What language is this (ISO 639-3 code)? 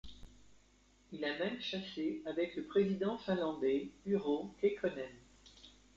fra